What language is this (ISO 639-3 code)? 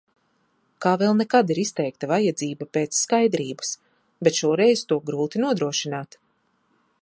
lav